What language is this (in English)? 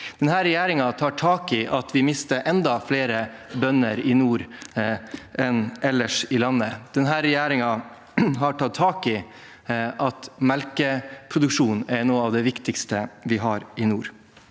Norwegian